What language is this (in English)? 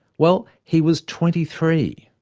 English